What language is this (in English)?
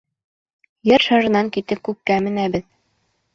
Bashkir